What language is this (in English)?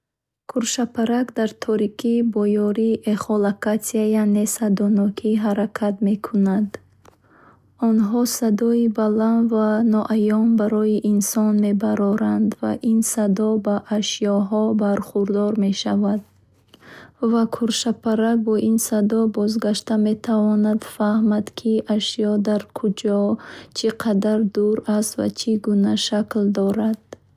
Bukharic